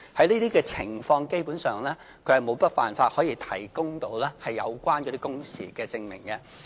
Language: Cantonese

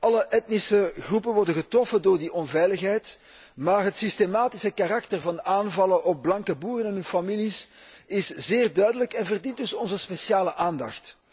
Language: Dutch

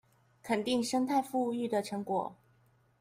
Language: Chinese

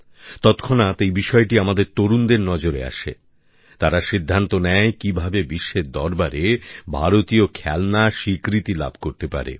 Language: Bangla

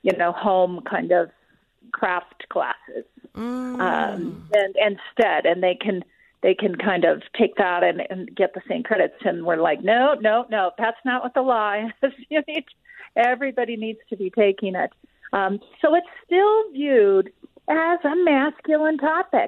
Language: English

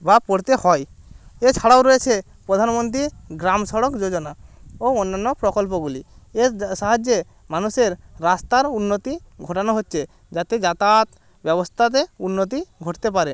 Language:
Bangla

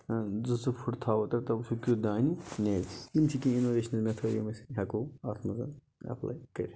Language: Kashmiri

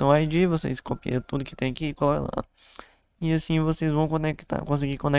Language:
Portuguese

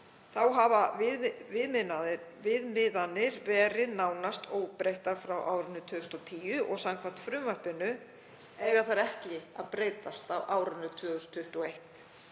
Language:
Icelandic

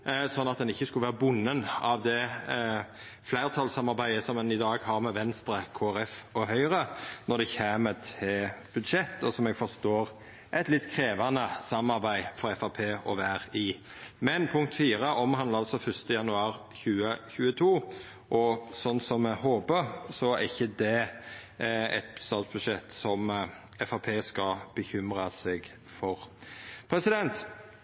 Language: Norwegian Nynorsk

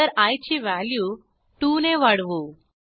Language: Marathi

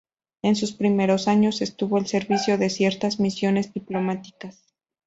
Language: Spanish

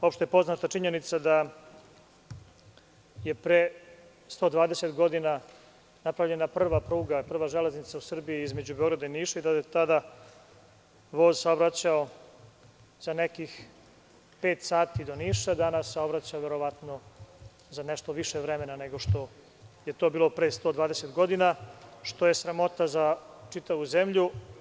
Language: Serbian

